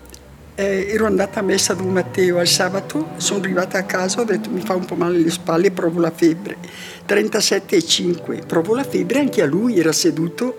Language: Italian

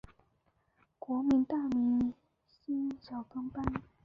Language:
Chinese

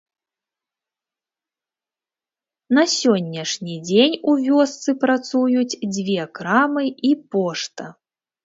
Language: Belarusian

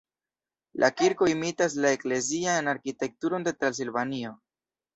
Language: Esperanto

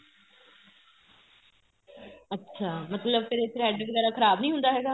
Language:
Punjabi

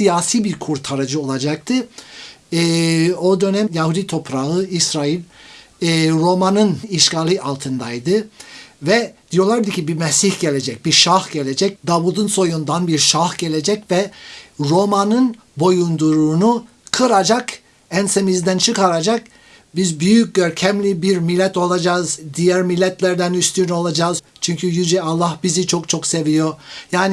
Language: Turkish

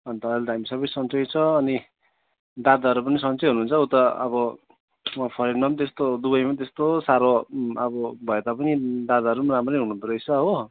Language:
Nepali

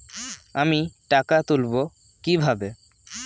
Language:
Bangla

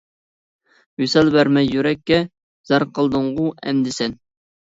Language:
Uyghur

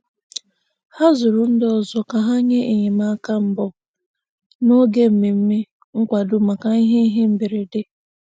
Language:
Igbo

